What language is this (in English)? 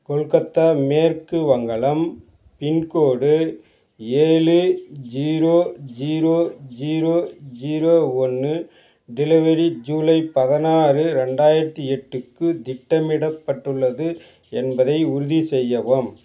Tamil